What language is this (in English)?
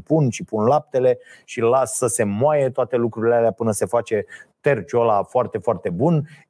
Romanian